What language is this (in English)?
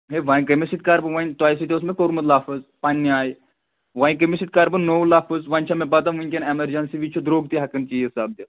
Kashmiri